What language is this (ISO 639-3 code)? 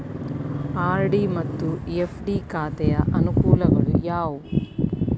kan